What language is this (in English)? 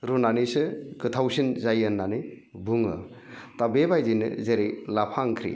Bodo